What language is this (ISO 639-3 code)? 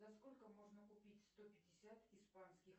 rus